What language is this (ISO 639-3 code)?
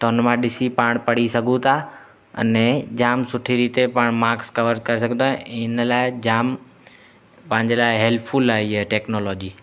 snd